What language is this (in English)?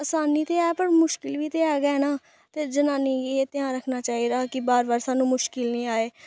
Dogri